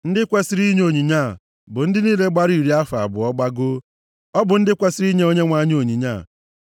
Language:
Igbo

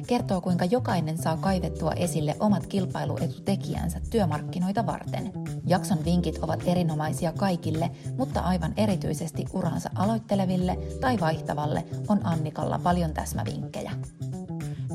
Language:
Finnish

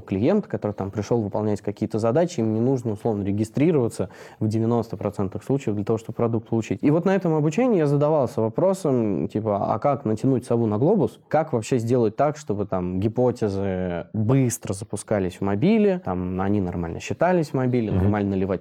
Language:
Russian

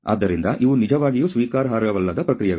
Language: Kannada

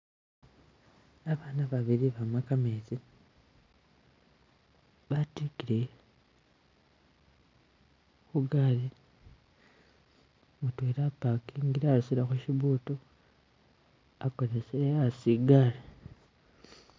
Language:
Masaaba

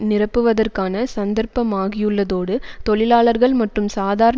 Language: Tamil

